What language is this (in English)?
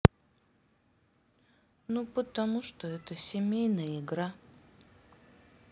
Russian